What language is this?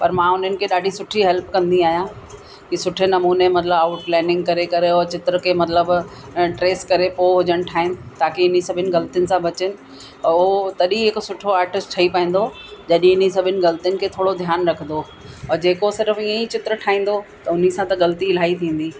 Sindhi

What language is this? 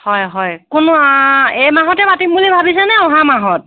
Assamese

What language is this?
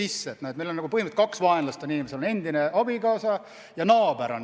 Estonian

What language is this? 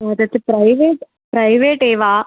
Sanskrit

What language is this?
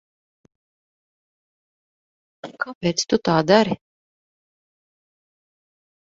Latvian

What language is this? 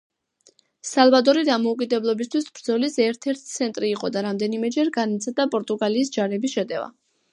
Georgian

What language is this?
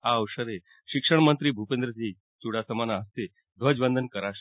Gujarati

